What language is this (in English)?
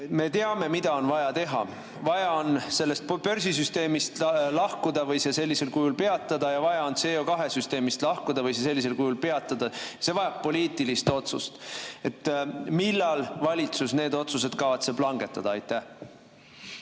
Estonian